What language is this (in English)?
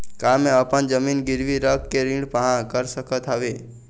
Chhattisgarhi